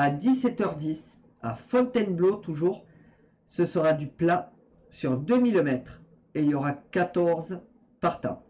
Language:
French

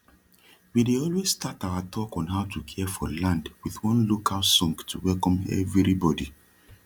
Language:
Nigerian Pidgin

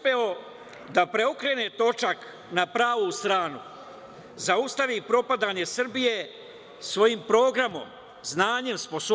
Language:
Serbian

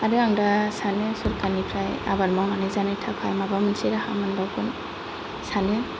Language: Bodo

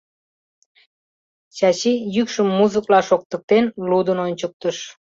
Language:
Mari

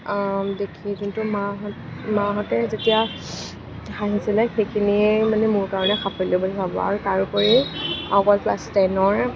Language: Assamese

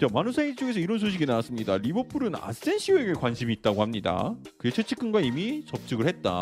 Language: Korean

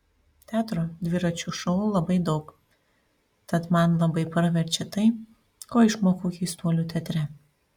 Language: Lithuanian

